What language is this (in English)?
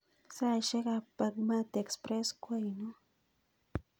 Kalenjin